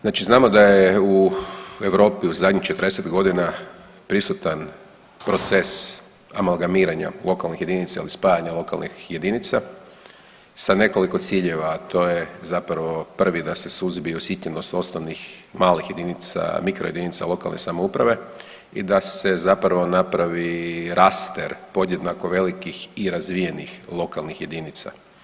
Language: Croatian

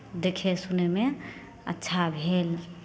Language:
Maithili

